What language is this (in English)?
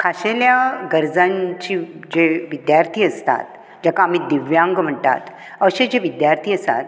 Konkani